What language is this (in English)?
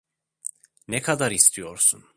Turkish